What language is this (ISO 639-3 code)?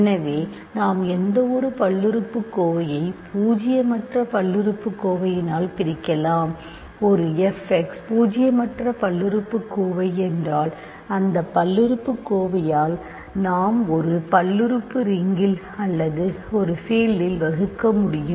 tam